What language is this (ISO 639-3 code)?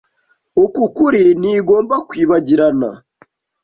kin